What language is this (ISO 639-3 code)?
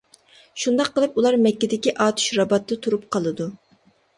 uig